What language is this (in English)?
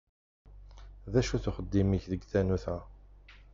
Kabyle